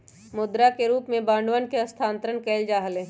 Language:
Magahi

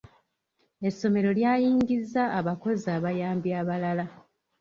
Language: Ganda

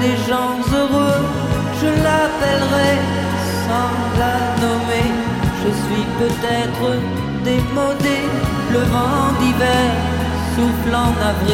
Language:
French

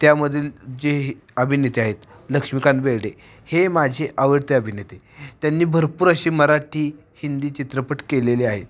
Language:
Marathi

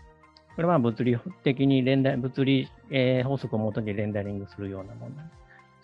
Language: Japanese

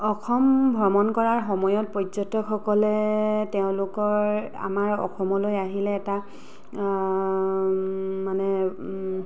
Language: Assamese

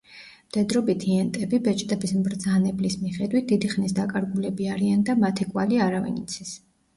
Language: Georgian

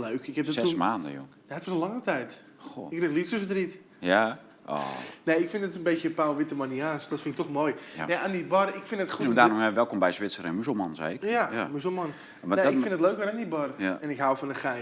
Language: Dutch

